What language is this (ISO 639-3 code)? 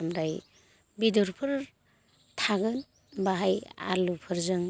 brx